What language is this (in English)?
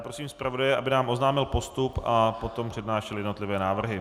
Czech